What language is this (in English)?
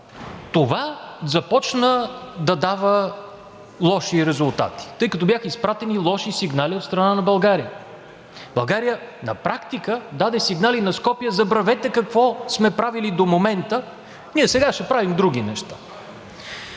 Bulgarian